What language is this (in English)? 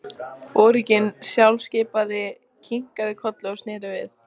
Icelandic